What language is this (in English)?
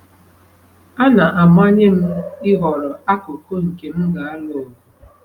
Igbo